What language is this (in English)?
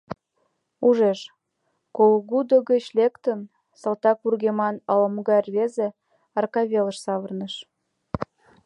Mari